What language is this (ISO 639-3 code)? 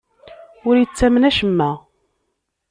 kab